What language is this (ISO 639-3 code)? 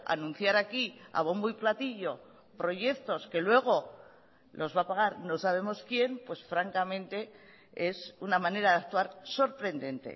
spa